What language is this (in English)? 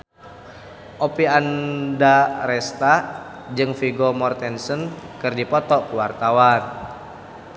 Sundanese